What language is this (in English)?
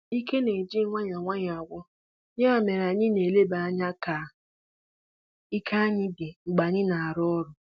Igbo